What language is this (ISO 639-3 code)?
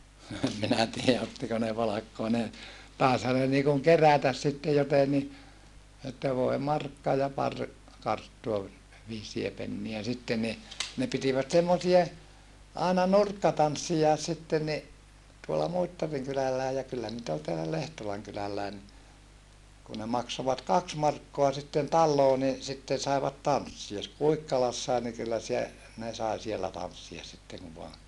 fin